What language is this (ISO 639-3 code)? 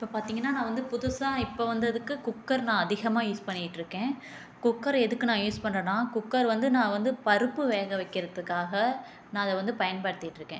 tam